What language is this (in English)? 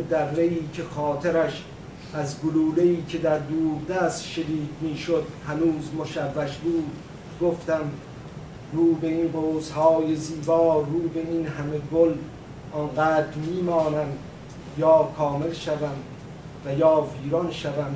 Persian